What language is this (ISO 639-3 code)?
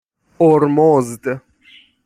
fas